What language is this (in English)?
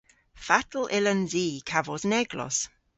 Cornish